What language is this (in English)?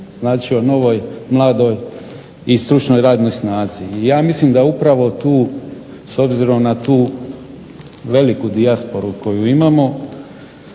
Croatian